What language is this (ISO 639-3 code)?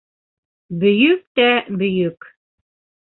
bak